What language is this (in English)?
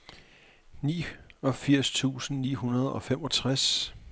Danish